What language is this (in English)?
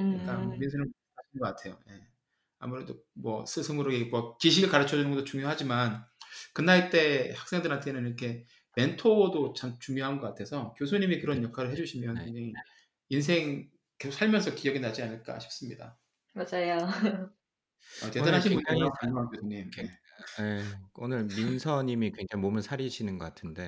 Korean